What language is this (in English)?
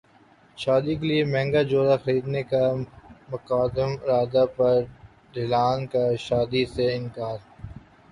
Urdu